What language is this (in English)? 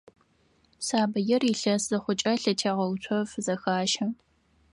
Adyghe